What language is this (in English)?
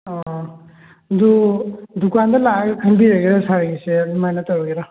Manipuri